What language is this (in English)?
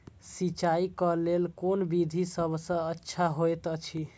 Maithili